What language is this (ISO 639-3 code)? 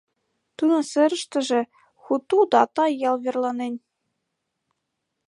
chm